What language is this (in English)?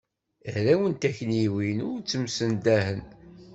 Kabyle